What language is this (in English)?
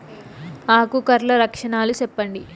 Telugu